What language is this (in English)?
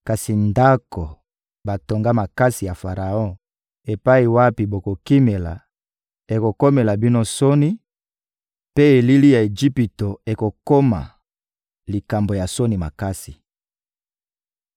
Lingala